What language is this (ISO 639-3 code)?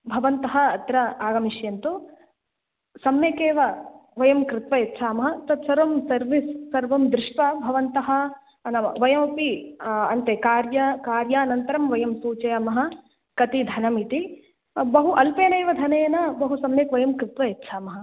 san